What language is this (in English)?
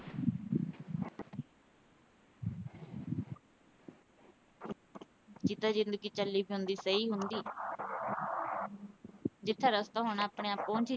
Punjabi